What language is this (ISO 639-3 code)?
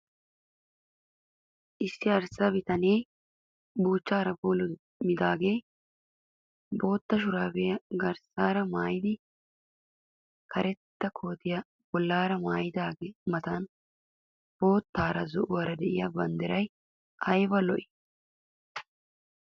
wal